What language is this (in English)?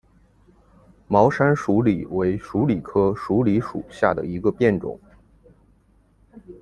Chinese